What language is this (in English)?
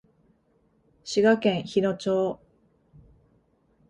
Japanese